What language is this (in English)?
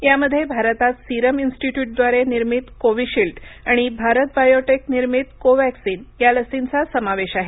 Marathi